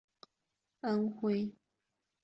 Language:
Chinese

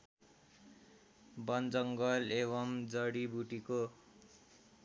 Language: Nepali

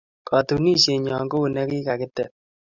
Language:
Kalenjin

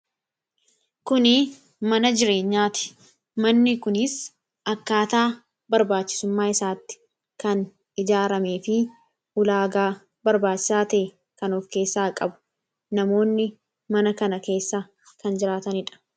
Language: Oromo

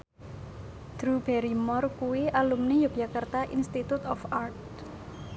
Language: Javanese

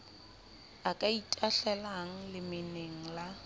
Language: Southern Sotho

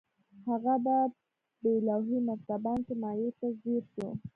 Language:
Pashto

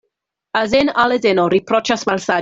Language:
Esperanto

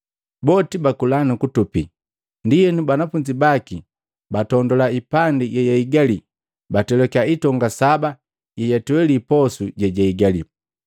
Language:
Matengo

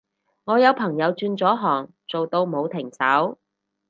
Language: Cantonese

